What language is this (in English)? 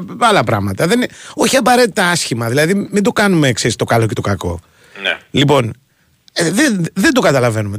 Greek